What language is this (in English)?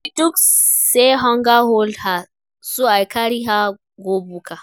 Nigerian Pidgin